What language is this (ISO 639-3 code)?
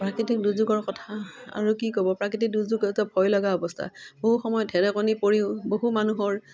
asm